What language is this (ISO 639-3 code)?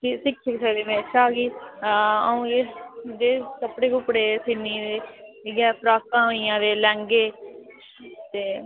doi